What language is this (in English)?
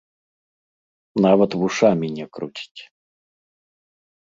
Belarusian